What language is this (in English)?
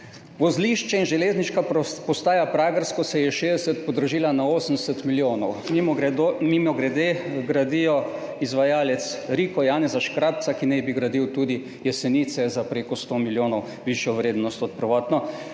Slovenian